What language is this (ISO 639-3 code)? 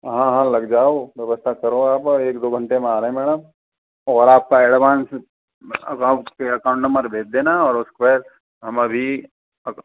hin